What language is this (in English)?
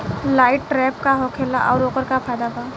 Bhojpuri